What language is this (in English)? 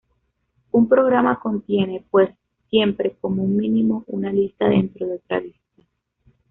Spanish